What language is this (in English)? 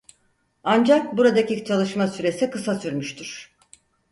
Turkish